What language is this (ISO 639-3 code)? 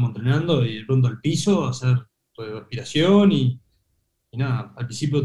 spa